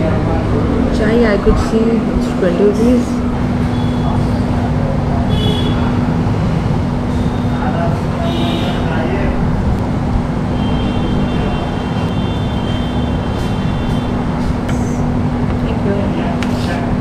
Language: Hindi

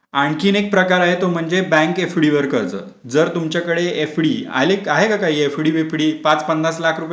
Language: Marathi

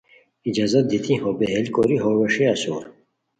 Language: Khowar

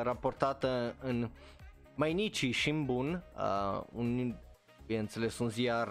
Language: Romanian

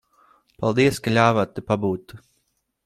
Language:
Latvian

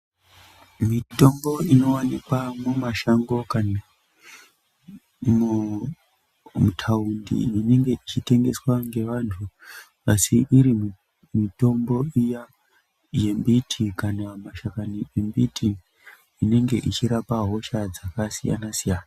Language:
Ndau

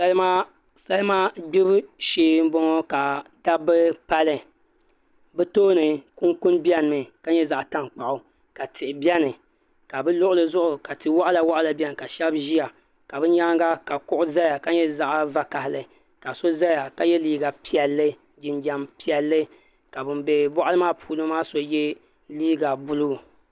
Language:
Dagbani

